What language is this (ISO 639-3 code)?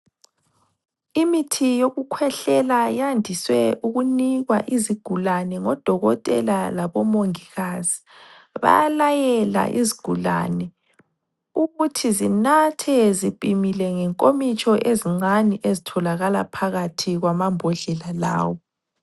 nde